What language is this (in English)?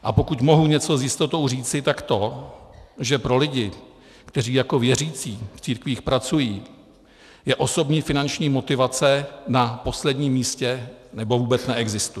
Czech